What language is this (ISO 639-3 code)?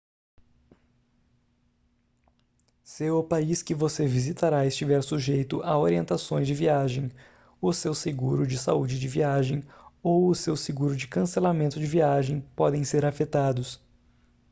por